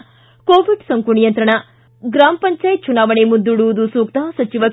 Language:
Kannada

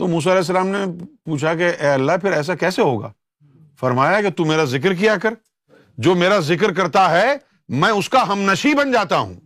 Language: Urdu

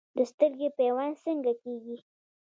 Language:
Pashto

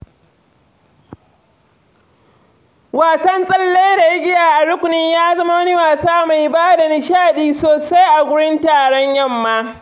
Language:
Hausa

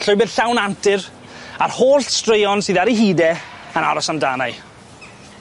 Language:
Welsh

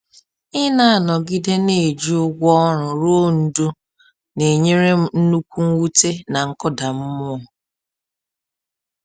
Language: Igbo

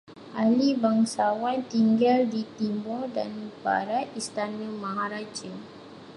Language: Malay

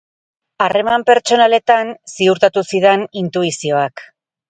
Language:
Basque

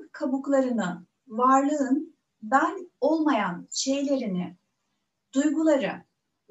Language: Turkish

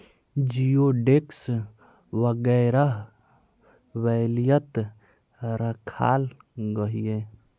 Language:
Magahi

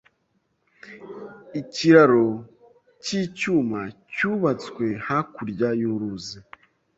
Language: Kinyarwanda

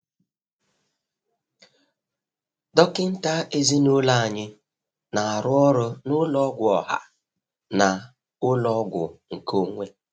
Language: Igbo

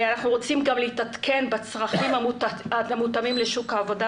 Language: Hebrew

